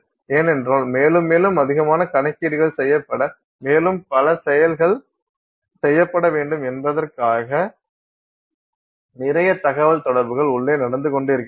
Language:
Tamil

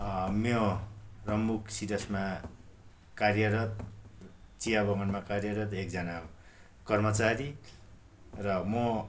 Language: Nepali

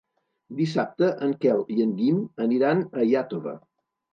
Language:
Catalan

